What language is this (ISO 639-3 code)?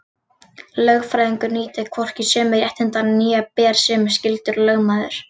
isl